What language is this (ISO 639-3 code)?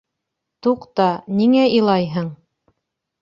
bak